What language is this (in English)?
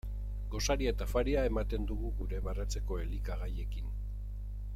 Basque